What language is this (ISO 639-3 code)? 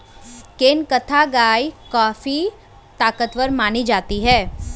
hin